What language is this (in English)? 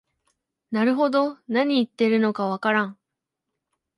Japanese